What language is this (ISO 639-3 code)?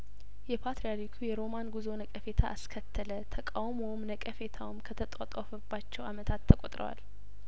amh